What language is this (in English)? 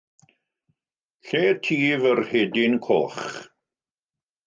Welsh